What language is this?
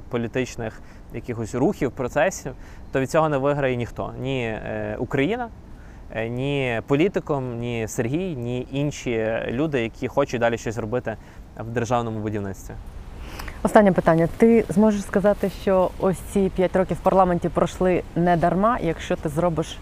Ukrainian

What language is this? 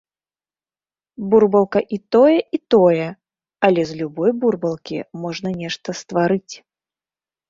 Belarusian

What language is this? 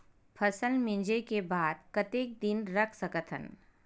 Chhattisgarhi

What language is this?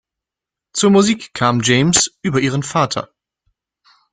German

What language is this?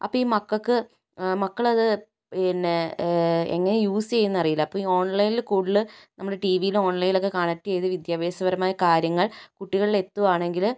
Malayalam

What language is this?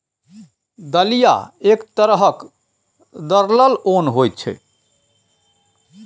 Maithili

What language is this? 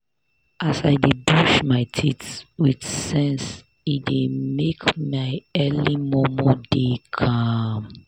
Nigerian Pidgin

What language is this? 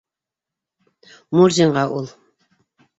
Bashkir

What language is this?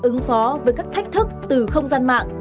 Vietnamese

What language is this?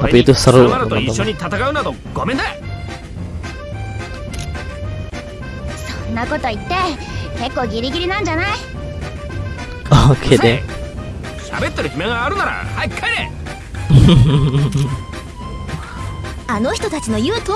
Indonesian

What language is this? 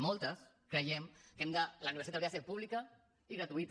Catalan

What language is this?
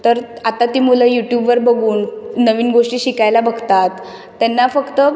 Marathi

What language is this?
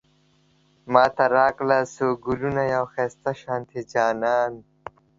Pashto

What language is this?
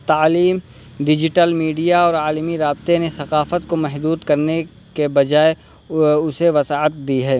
Urdu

